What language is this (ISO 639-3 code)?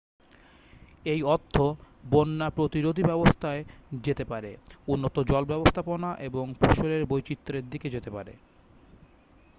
ben